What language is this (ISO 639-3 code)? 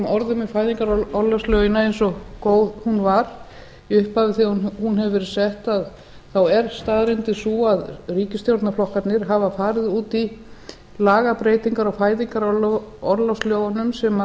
isl